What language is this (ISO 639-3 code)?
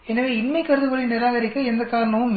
tam